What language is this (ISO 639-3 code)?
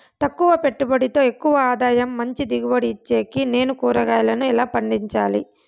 tel